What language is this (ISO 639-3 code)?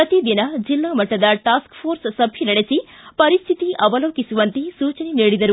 kan